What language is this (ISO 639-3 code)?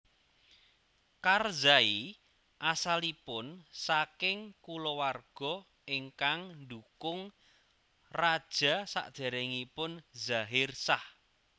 jav